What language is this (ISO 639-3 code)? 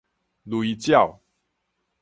nan